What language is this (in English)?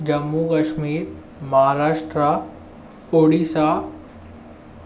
Sindhi